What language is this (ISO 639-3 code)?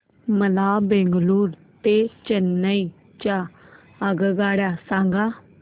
mar